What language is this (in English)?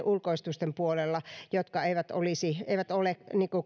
Finnish